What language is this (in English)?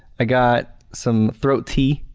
English